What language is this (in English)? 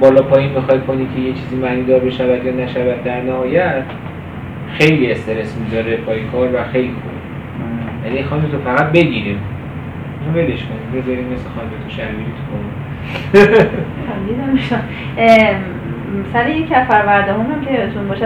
Persian